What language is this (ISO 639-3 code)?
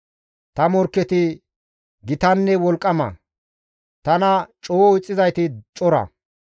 gmv